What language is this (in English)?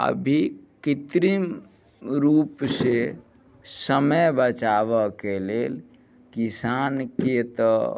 Maithili